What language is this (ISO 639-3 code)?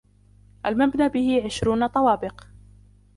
ara